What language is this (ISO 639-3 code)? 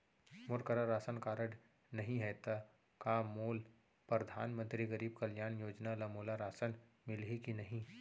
hne